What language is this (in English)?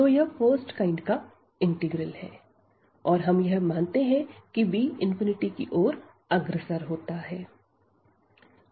Hindi